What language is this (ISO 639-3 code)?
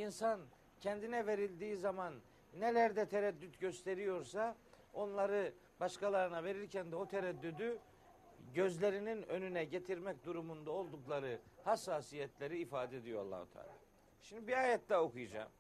tur